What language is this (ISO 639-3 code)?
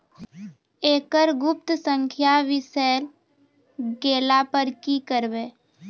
mai